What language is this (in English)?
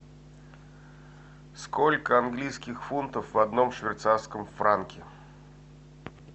Russian